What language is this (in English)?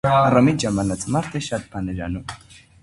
Armenian